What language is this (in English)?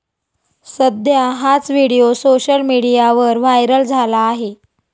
Marathi